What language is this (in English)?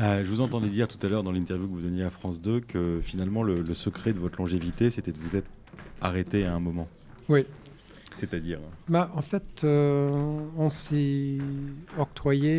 French